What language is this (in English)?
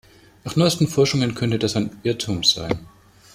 German